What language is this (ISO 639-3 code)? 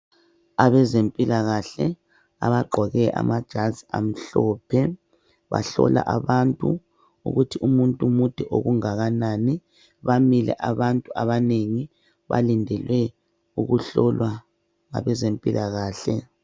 nde